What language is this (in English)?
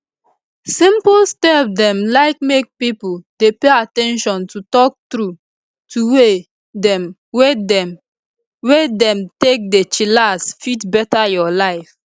Nigerian Pidgin